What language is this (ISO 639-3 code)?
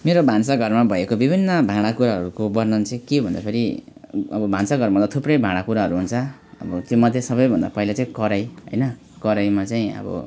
nep